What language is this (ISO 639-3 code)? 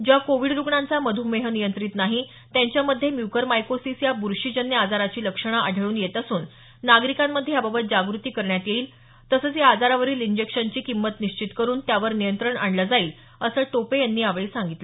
mar